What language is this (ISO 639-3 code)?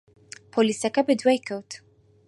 ckb